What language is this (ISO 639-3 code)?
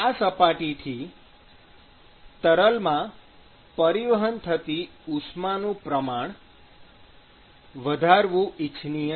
guj